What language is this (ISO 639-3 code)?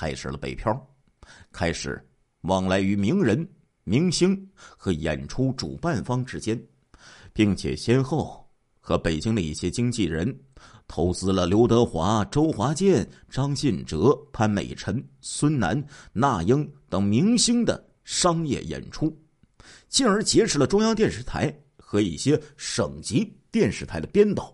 zho